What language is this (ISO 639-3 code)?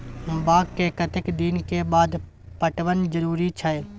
mai